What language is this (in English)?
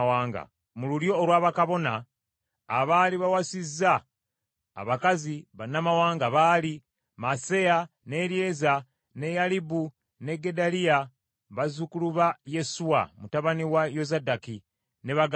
Ganda